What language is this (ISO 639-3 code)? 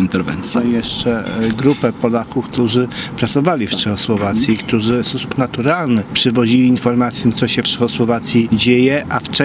pol